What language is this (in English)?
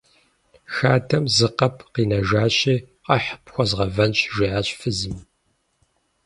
Kabardian